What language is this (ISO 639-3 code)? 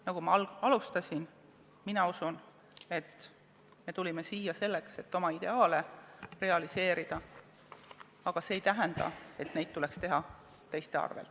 est